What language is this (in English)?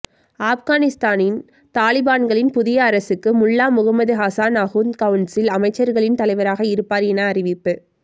Tamil